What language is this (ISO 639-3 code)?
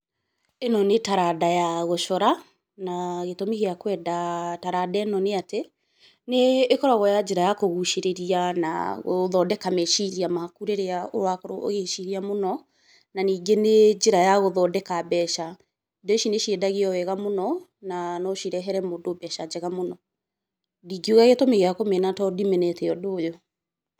kik